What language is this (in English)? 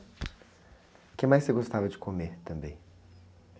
Portuguese